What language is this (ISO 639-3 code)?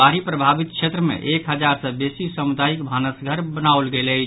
mai